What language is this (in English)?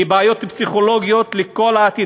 Hebrew